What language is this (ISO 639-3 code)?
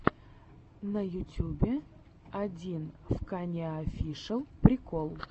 rus